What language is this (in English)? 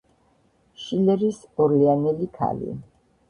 Georgian